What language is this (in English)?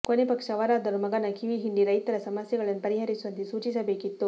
Kannada